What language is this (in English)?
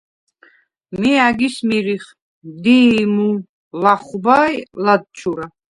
Svan